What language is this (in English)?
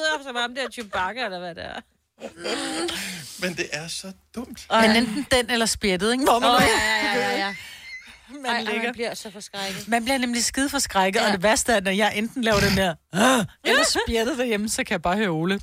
Danish